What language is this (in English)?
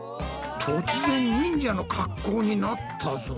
Japanese